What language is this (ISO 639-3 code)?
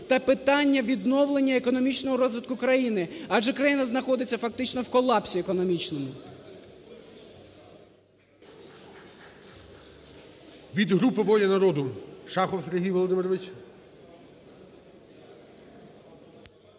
ukr